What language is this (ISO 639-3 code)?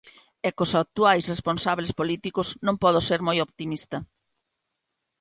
glg